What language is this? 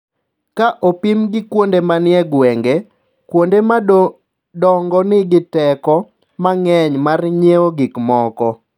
Luo (Kenya and Tanzania)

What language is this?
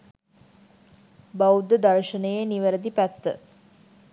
Sinhala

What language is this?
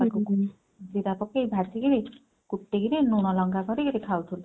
Odia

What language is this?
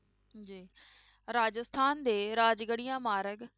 Punjabi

